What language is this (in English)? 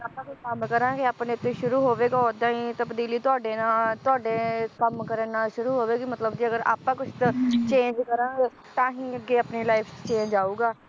Punjabi